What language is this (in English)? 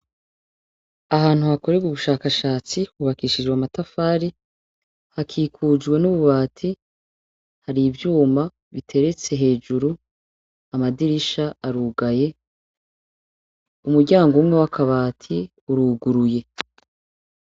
Rundi